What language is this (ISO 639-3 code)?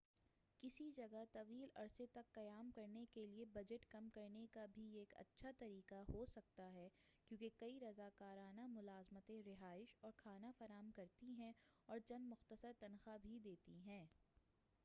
urd